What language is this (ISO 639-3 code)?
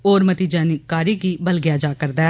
doi